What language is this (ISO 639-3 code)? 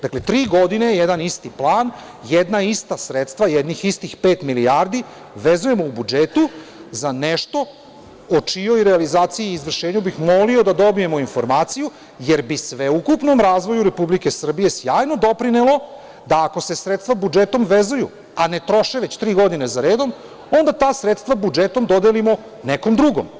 srp